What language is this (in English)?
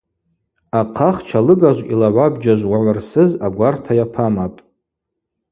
Abaza